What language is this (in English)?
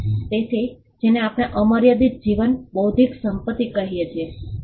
Gujarati